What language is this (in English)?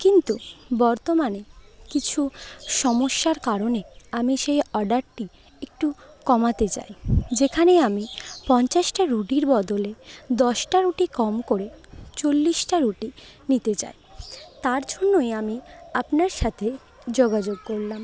Bangla